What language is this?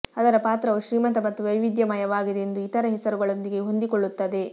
Kannada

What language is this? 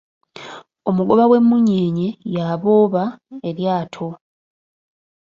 Ganda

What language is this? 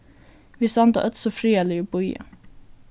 Faroese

